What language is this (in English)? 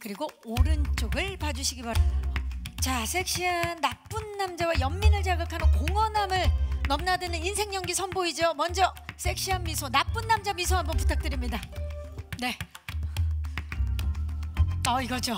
Korean